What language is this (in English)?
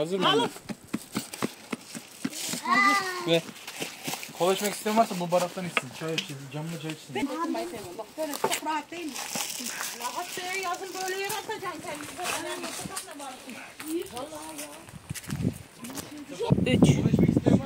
Turkish